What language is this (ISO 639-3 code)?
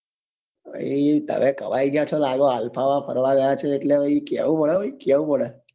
guj